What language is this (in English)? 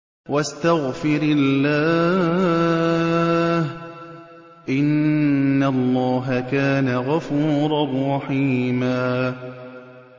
Arabic